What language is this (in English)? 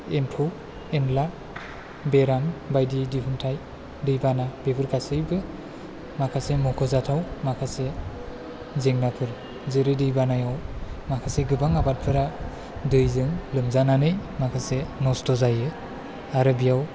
Bodo